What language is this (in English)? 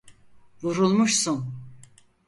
Turkish